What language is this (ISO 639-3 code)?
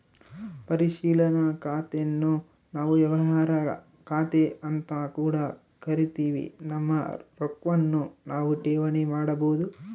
kan